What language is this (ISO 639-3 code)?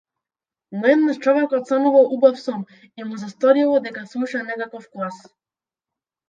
mkd